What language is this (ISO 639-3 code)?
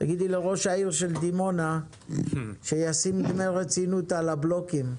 heb